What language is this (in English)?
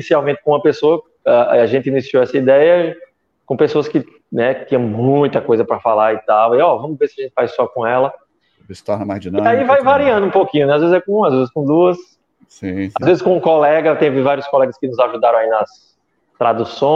Portuguese